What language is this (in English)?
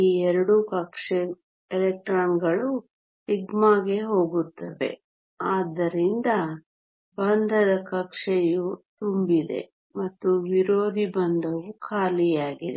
Kannada